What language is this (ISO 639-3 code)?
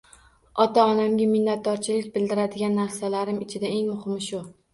uzb